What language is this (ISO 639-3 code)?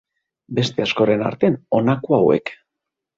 eus